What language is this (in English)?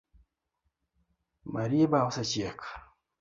Luo (Kenya and Tanzania)